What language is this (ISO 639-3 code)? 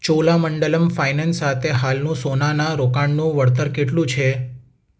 guj